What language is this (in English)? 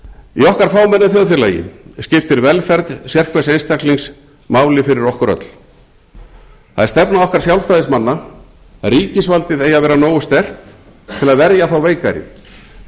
Icelandic